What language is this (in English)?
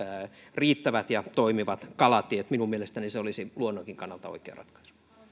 Finnish